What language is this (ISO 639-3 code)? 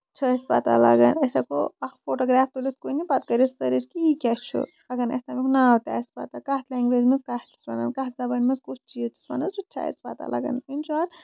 kas